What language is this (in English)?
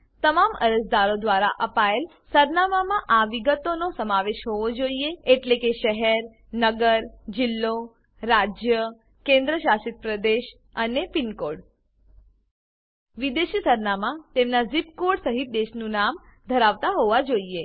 Gujarati